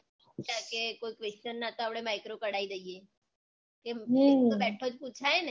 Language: Gujarati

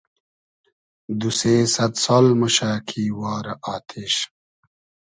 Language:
Hazaragi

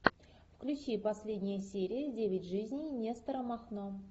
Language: Russian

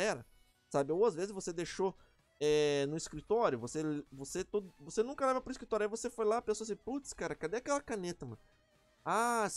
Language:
Portuguese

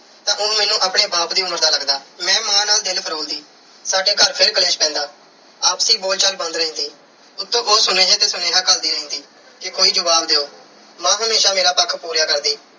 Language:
Punjabi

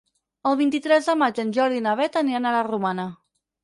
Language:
Catalan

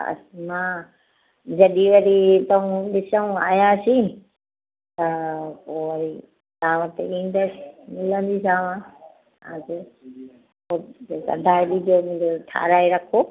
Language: Sindhi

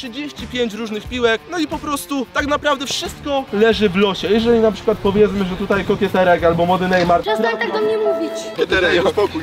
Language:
Polish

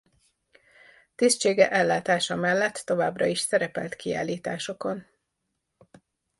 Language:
Hungarian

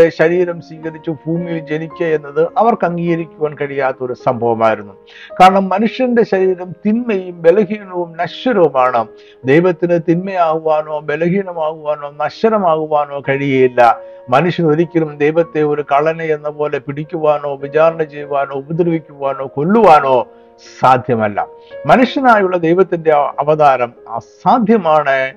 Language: Malayalam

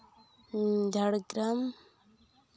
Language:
Santali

